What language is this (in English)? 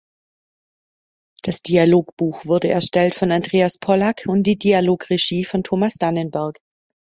German